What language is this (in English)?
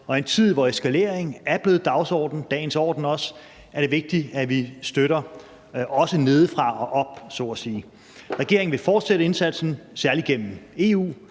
Danish